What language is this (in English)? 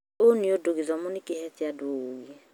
Kikuyu